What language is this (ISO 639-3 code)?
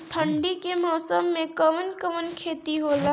bho